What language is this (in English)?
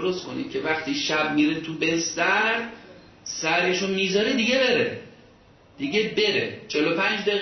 Persian